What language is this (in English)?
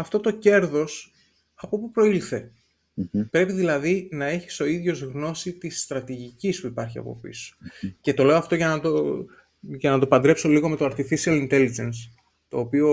Greek